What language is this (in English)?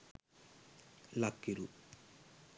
Sinhala